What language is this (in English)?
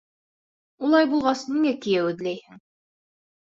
Bashkir